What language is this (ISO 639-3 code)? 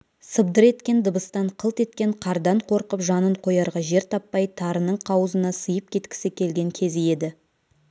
kaz